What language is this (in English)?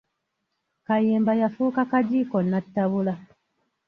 Ganda